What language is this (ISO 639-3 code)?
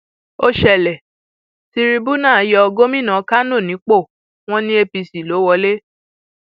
yor